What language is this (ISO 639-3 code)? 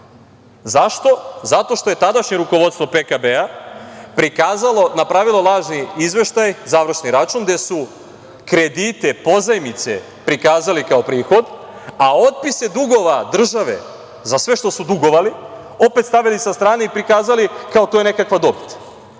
srp